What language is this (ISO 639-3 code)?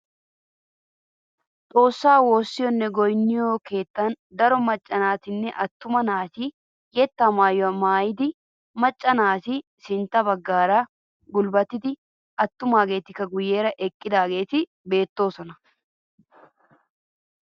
wal